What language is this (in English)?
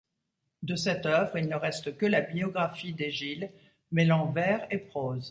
French